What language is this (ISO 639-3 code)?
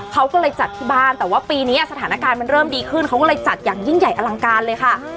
tha